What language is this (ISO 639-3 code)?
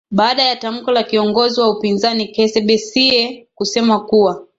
swa